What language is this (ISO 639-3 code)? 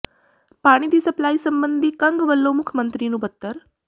pan